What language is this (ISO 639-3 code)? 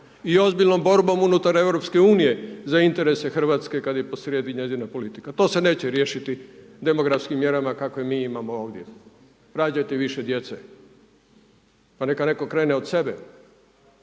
hrv